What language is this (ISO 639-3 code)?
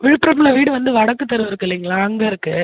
tam